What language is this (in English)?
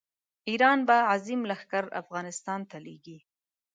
Pashto